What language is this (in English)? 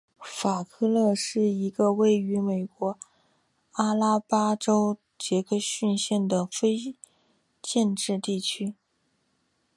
Chinese